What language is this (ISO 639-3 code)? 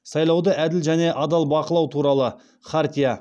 kaz